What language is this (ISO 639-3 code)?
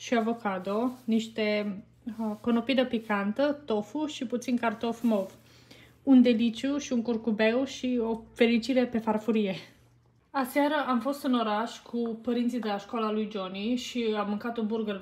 ron